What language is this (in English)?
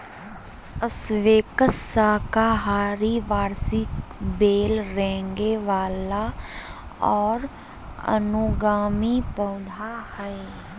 Magahi